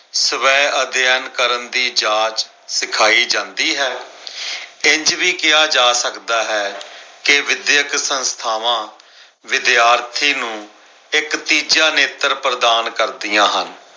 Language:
Punjabi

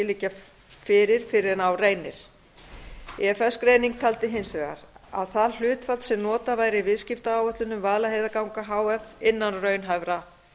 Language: Icelandic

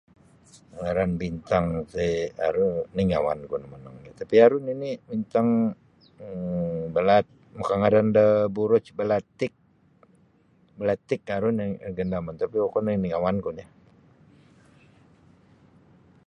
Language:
Sabah Bisaya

